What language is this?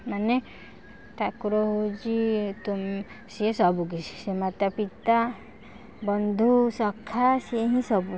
Odia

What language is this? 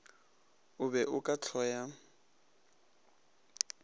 Northern Sotho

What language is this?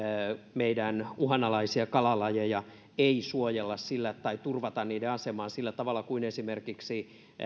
Finnish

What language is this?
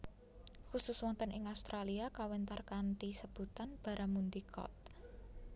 Javanese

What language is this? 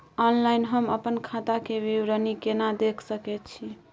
Maithili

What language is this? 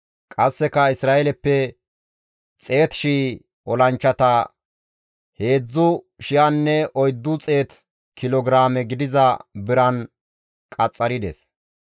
Gamo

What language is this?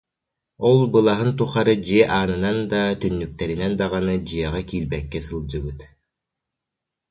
Yakut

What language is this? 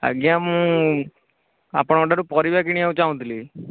Odia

